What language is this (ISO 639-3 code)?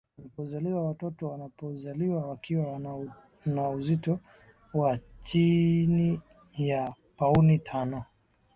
swa